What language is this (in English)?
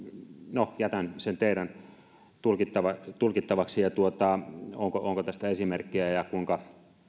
Finnish